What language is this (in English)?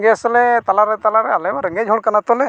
Santali